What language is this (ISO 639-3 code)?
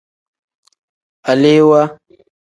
kdh